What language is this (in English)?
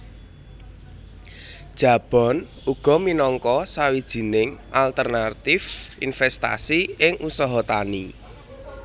Javanese